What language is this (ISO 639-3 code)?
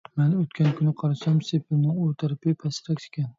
uig